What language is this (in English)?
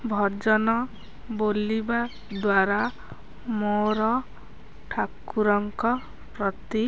Odia